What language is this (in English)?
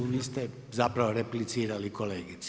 Croatian